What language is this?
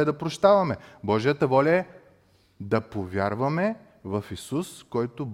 Bulgarian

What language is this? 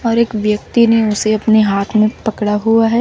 Hindi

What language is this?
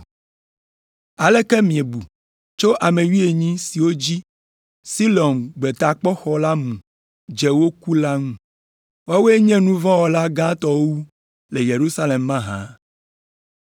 Ewe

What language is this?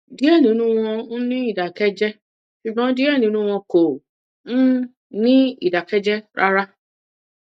Yoruba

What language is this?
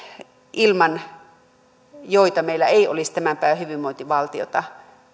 Finnish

